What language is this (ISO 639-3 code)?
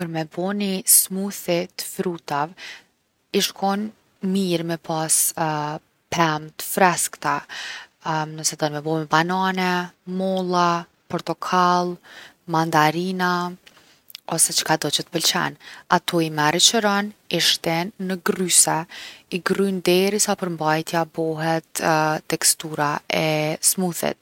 aln